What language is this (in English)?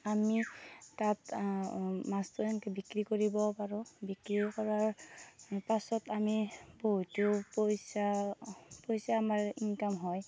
Assamese